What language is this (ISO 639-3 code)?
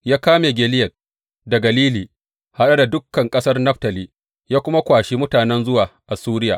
hau